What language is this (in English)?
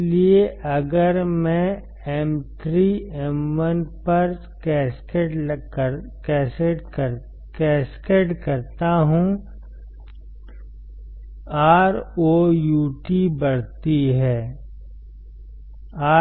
Hindi